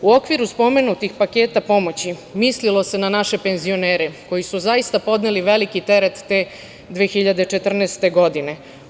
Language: Serbian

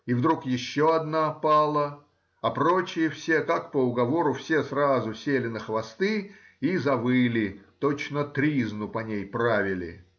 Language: Russian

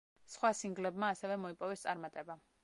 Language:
Georgian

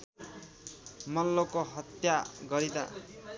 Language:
Nepali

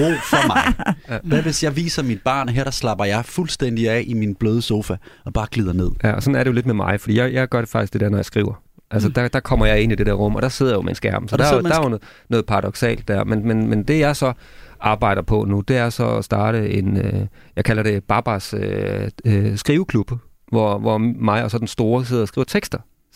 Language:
Danish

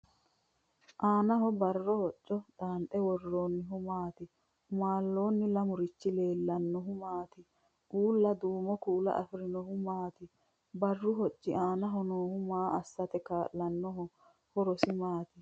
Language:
Sidamo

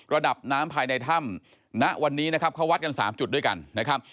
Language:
Thai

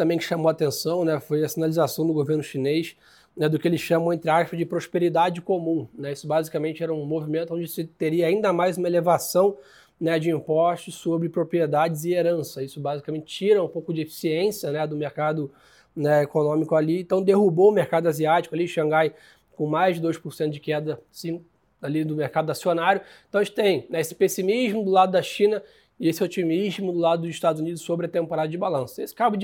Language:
Portuguese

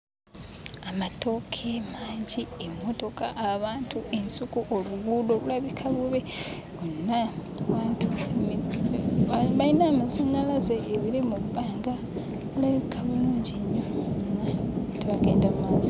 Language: Ganda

